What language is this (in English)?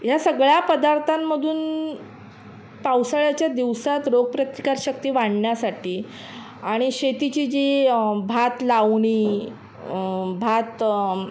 Marathi